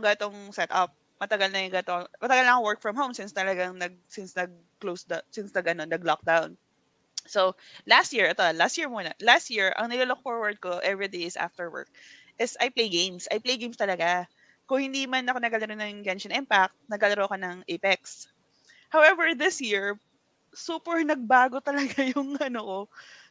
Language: Filipino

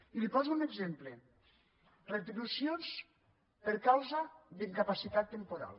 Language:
Catalan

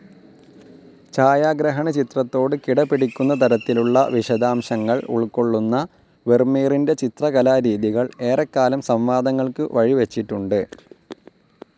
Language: Malayalam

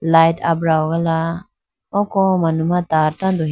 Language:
Idu-Mishmi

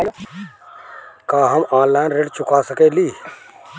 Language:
Bhojpuri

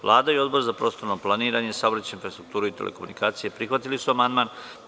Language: Serbian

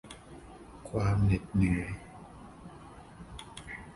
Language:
Thai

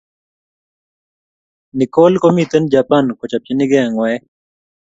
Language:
Kalenjin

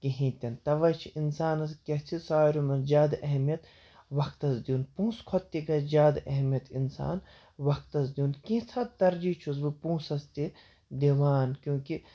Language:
Kashmiri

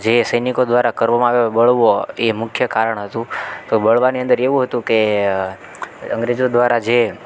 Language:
Gujarati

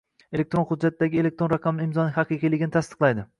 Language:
Uzbek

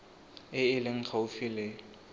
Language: Tswana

